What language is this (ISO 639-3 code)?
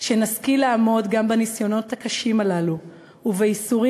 heb